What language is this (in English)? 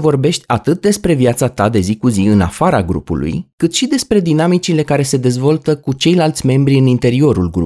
Romanian